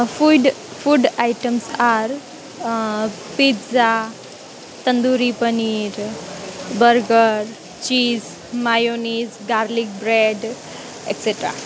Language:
Gujarati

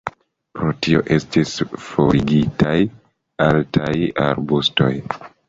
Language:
Esperanto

